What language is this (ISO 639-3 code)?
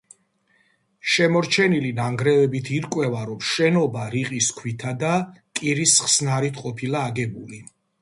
kat